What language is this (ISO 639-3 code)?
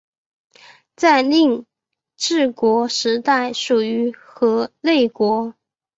zho